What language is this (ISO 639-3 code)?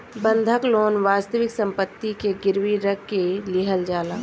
bho